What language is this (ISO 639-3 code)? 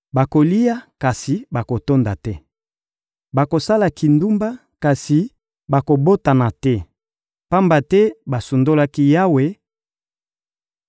lin